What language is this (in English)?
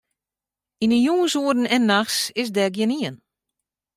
Western Frisian